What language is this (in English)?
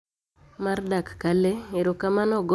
Luo (Kenya and Tanzania)